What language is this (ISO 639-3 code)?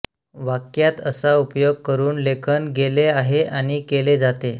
mar